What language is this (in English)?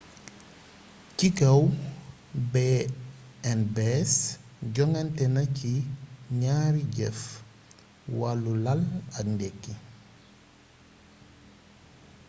Wolof